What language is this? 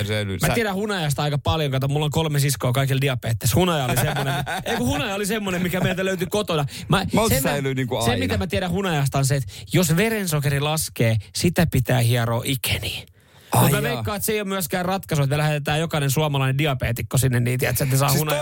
Finnish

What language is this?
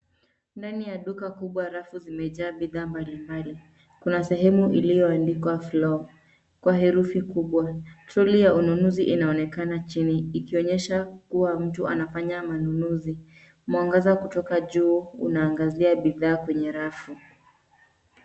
Swahili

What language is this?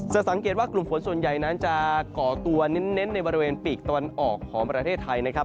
Thai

